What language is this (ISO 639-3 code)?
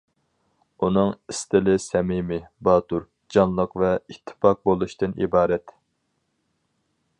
uig